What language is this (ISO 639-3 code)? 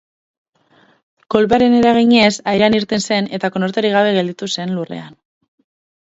eus